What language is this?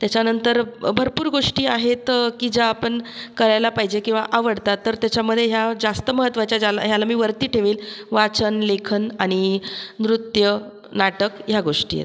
Marathi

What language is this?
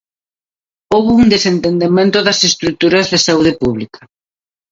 Galician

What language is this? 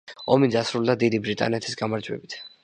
Georgian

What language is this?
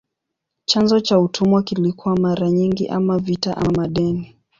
Swahili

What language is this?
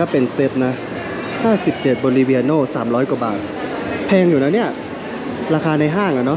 Thai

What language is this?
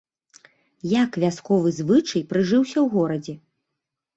Belarusian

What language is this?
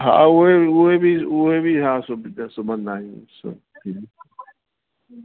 Sindhi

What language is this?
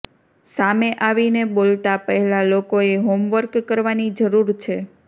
Gujarati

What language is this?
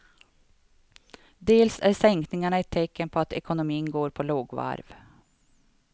Swedish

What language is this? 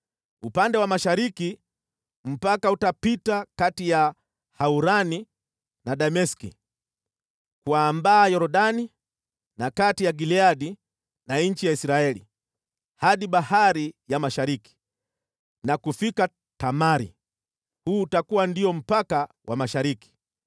Swahili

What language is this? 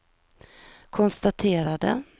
Swedish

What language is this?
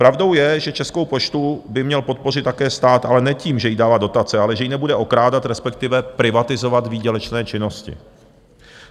Czech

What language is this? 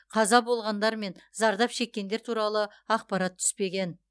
Kazakh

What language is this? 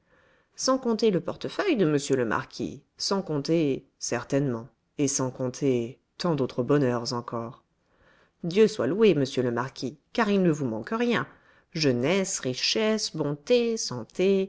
French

